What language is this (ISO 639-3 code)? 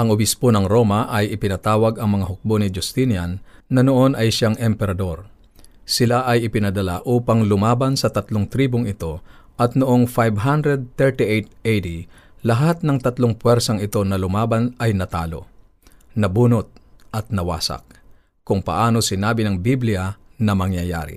fil